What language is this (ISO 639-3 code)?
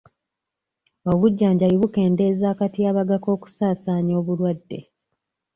lug